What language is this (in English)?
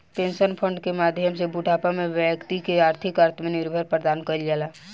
Bhojpuri